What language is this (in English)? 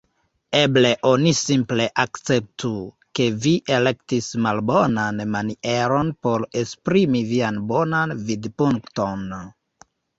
Esperanto